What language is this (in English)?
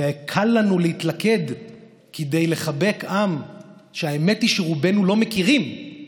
Hebrew